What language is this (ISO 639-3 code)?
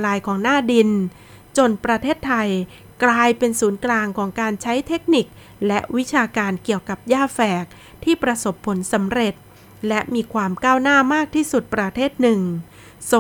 tha